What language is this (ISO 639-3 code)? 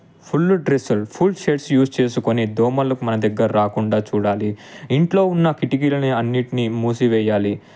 tel